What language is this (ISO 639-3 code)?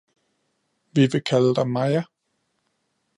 dan